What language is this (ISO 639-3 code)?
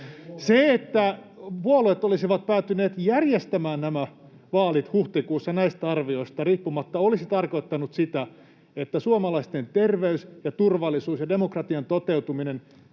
fin